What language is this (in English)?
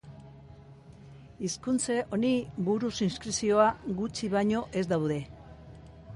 Basque